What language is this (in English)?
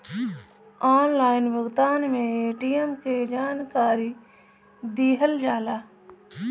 Bhojpuri